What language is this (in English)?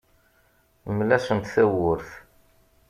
Kabyle